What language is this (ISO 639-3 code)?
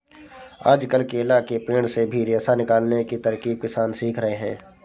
hin